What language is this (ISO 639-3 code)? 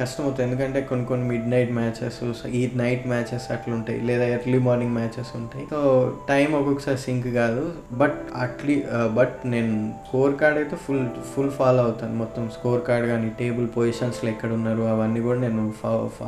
tel